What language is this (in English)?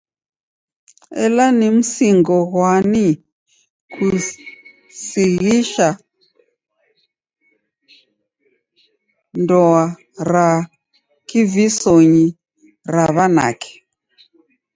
Taita